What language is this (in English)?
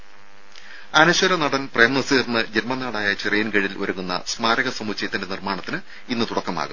Malayalam